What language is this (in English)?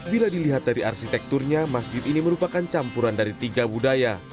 Indonesian